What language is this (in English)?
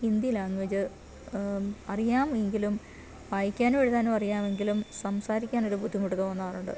Malayalam